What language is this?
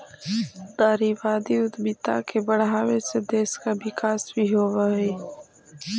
Magahi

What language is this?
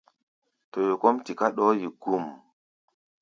Gbaya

